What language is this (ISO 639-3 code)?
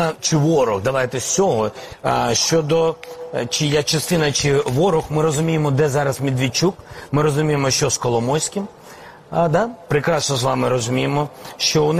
ukr